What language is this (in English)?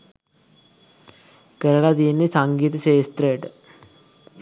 Sinhala